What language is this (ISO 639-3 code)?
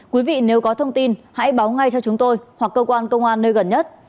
vie